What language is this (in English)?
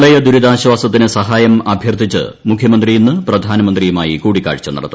Malayalam